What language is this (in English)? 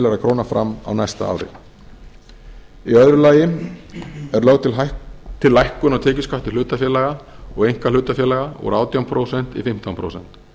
Icelandic